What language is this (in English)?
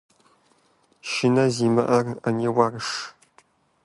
Kabardian